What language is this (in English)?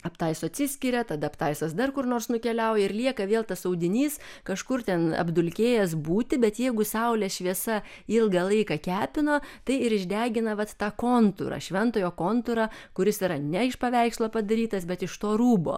Lithuanian